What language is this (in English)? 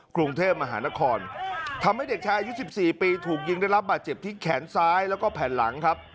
Thai